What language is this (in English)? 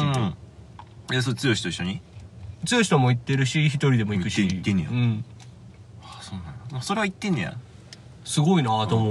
Japanese